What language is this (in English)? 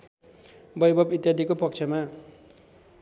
Nepali